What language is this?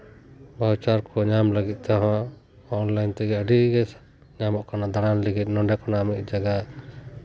Santali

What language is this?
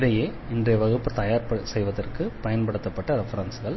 Tamil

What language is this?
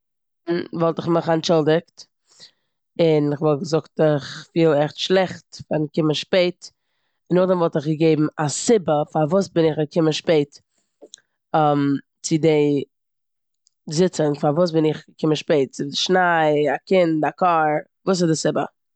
Yiddish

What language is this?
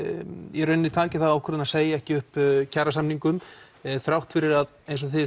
Icelandic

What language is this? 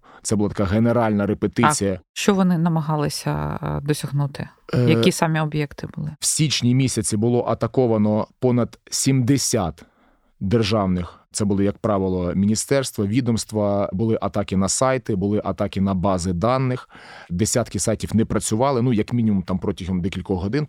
Ukrainian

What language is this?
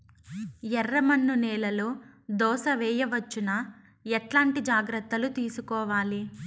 Telugu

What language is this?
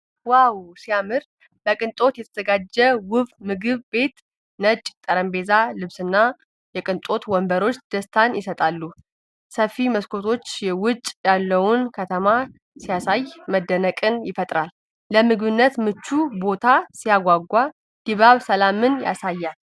Amharic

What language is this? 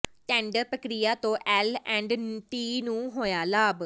Punjabi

